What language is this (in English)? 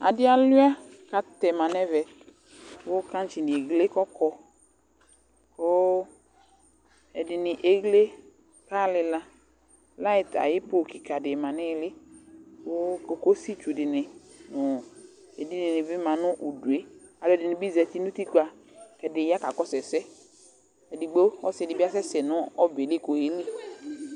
Ikposo